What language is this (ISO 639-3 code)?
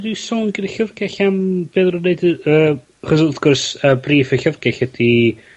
cym